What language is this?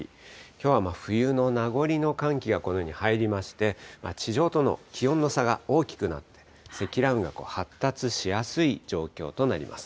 Japanese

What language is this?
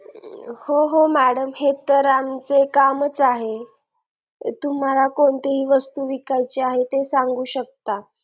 Marathi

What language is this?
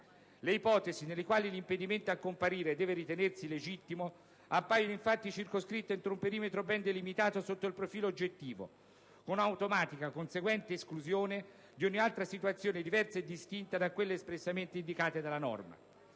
Italian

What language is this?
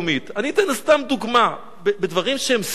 Hebrew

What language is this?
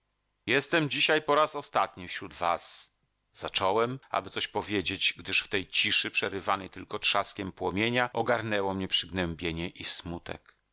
Polish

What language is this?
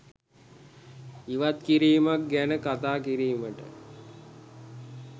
Sinhala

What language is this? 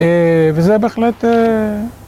Hebrew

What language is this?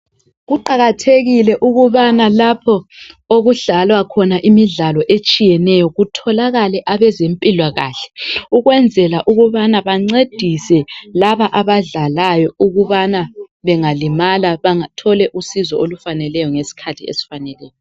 North Ndebele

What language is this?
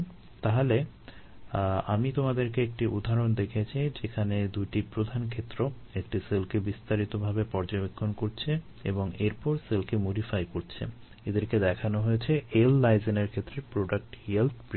Bangla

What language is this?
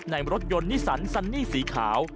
Thai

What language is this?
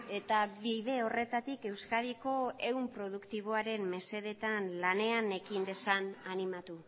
Basque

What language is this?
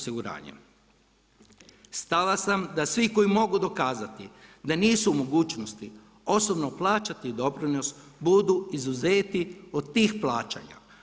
Croatian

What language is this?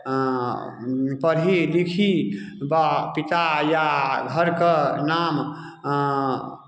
Maithili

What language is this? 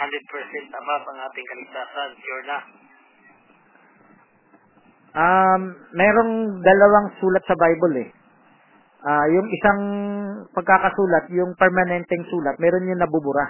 Filipino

